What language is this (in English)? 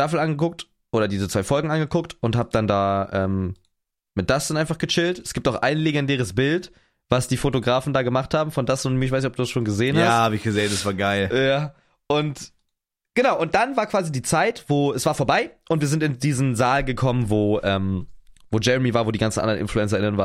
German